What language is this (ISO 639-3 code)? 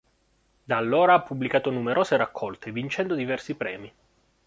ita